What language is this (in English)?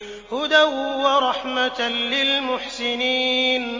Arabic